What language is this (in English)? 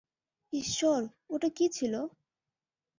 Bangla